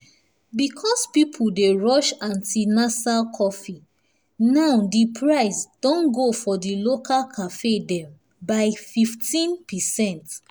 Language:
Nigerian Pidgin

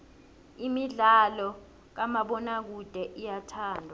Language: South Ndebele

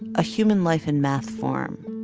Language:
English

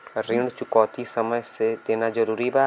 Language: Bhojpuri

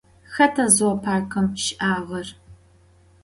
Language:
Adyghe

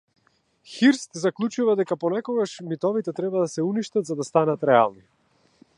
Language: Macedonian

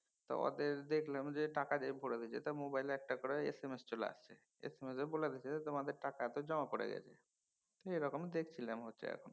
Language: Bangla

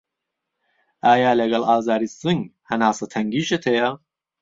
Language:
Central Kurdish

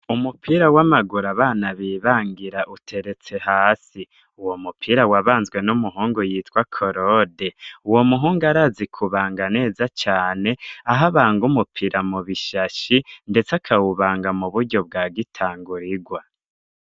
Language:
Rundi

